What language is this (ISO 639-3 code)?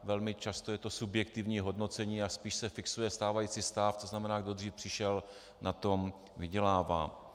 ces